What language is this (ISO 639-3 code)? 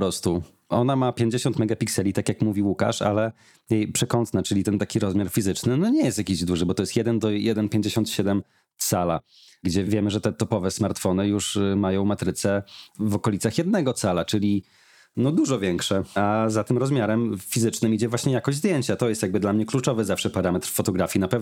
pol